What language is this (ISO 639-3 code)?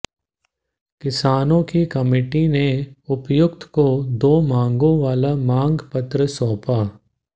hin